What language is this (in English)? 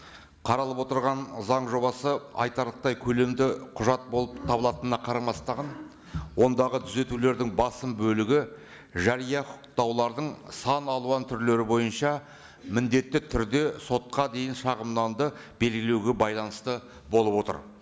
Kazakh